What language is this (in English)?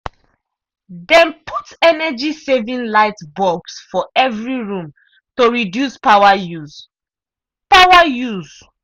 Nigerian Pidgin